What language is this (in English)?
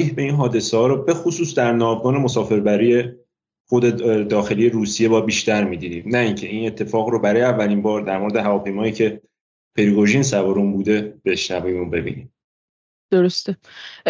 Persian